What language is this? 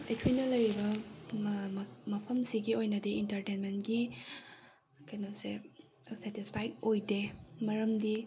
Manipuri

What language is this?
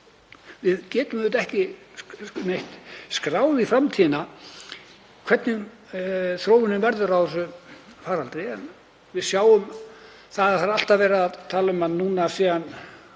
Icelandic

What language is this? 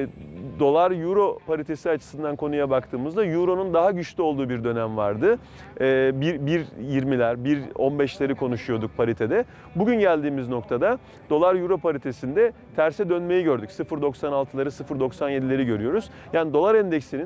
Turkish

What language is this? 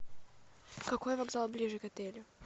Russian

